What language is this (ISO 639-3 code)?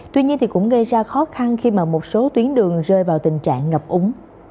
vie